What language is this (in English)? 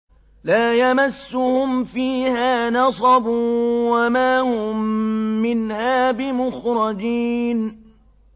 Arabic